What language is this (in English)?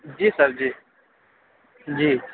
Urdu